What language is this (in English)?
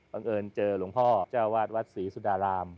Thai